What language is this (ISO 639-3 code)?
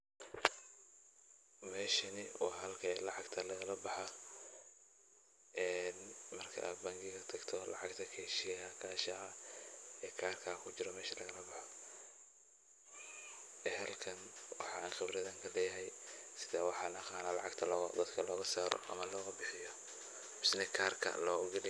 som